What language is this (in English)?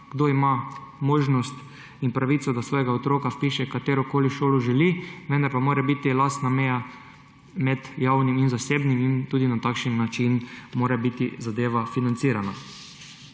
Slovenian